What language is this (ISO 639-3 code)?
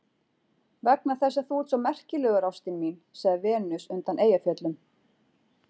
isl